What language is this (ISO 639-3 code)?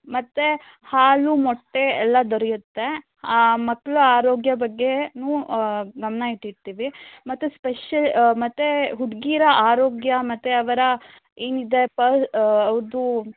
kan